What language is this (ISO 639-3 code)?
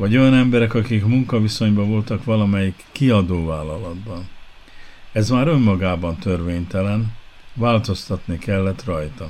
hun